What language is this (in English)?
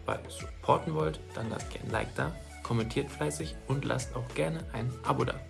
German